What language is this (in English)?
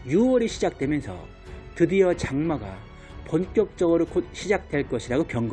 Korean